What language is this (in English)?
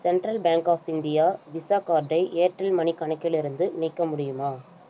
Tamil